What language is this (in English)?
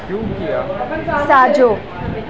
Sindhi